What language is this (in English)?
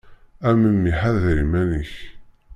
Kabyle